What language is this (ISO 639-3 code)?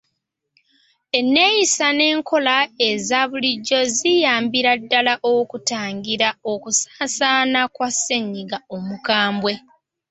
lug